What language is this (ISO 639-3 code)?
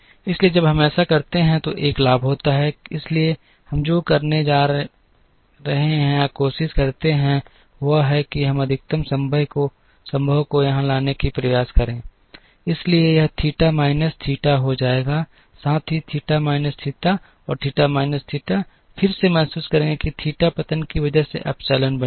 hin